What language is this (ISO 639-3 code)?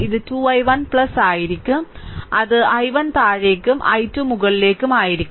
mal